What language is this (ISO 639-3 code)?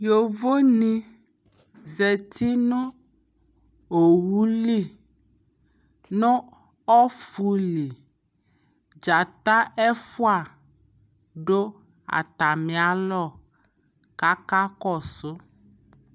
kpo